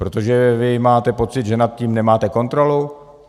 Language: Czech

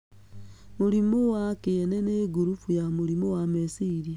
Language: Kikuyu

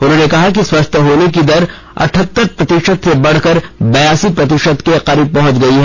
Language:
Hindi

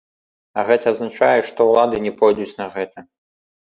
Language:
Belarusian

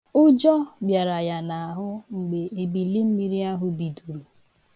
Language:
Igbo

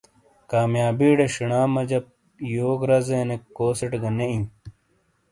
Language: Shina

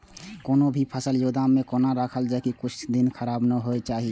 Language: Maithili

